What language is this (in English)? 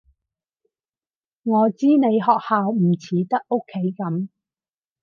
Cantonese